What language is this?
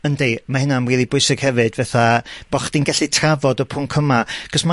Welsh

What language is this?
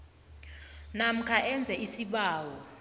South Ndebele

